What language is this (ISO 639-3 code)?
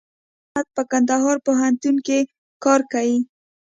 pus